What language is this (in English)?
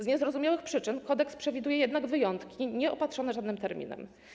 Polish